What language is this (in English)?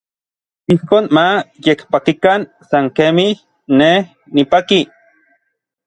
Orizaba Nahuatl